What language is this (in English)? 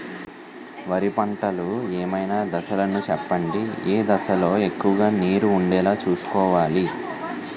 Telugu